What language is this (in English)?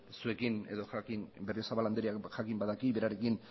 Basque